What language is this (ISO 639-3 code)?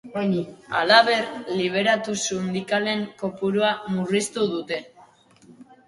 eus